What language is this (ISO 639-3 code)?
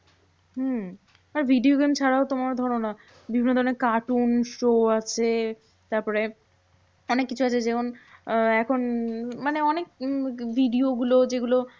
ben